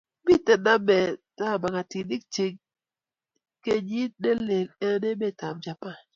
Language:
Kalenjin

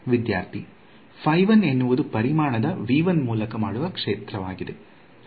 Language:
Kannada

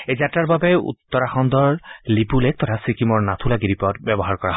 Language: Assamese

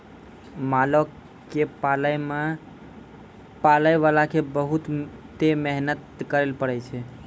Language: Maithili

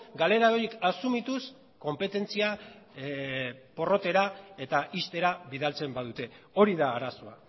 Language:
Basque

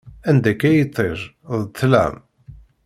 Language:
Kabyle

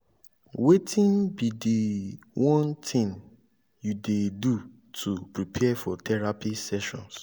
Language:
Nigerian Pidgin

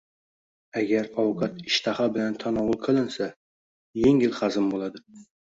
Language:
Uzbek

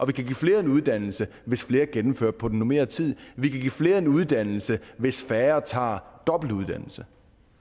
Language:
Danish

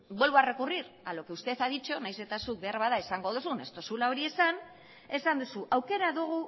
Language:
Basque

